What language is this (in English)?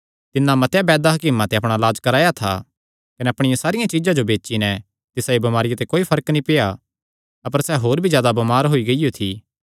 Kangri